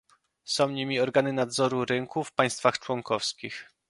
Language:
Polish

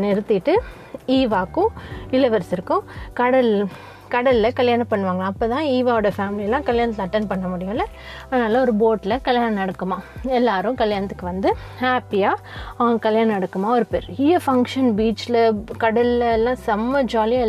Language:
Tamil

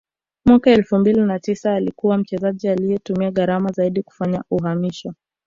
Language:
Swahili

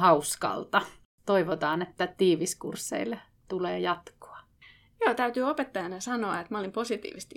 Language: Finnish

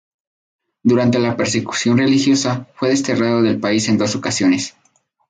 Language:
Spanish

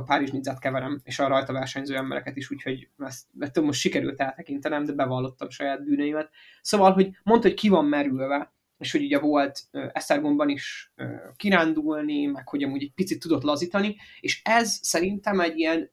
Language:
Hungarian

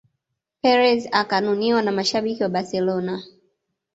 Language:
Swahili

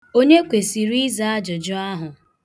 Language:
Igbo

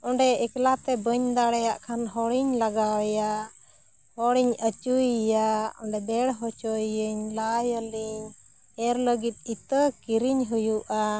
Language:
Santali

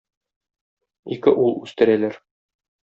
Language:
Tatar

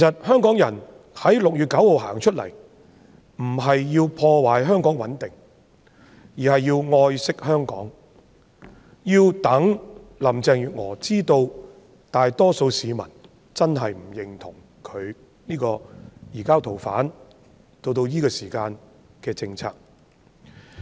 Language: Cantonese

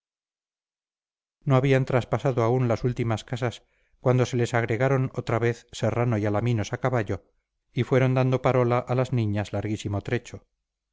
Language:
Spanish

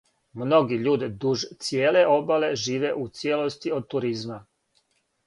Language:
Serbian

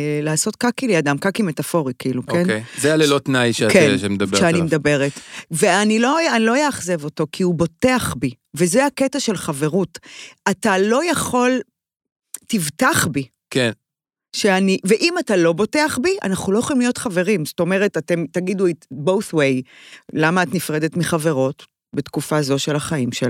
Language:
Hebrew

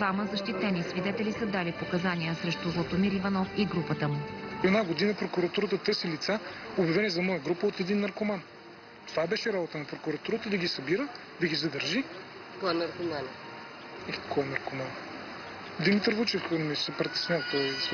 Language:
Bulgarian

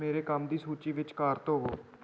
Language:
Punjabi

